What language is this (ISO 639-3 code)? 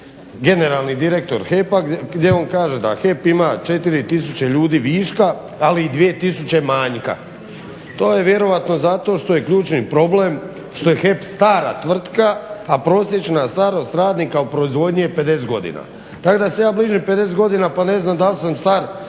hrv